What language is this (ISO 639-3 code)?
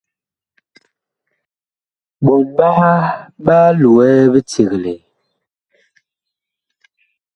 bkh